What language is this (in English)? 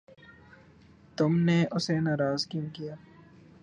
Urdu